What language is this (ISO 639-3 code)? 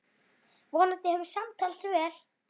isl